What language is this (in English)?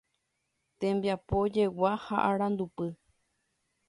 Guarani